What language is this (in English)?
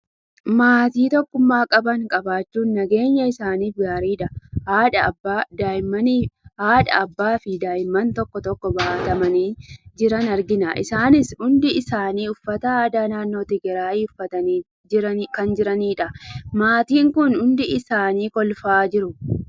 Oromo